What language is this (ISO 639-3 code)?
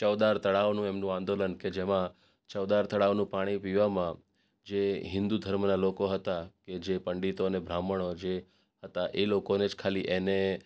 guj